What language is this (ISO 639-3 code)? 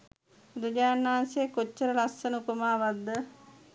sin